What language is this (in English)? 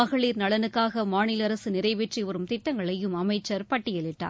Tamil